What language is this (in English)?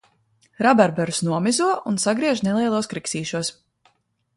Latvian